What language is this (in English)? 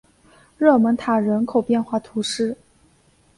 Chinese